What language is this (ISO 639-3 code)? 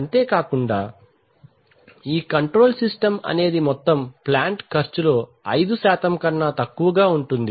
tel